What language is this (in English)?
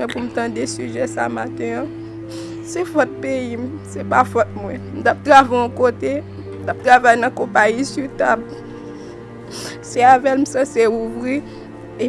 French